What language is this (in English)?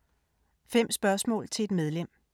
Danish